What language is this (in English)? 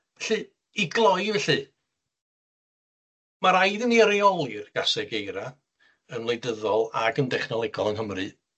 Welsh